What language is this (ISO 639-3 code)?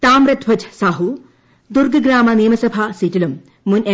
mal